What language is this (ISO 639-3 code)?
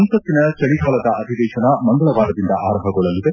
kan